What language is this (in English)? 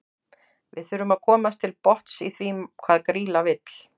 Icelandic